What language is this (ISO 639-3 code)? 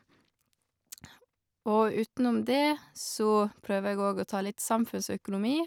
nor